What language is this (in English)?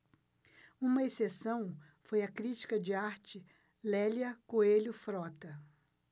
Portuguese